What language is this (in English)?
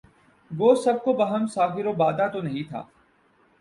Urdu